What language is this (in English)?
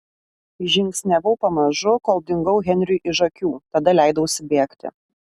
Lithuanian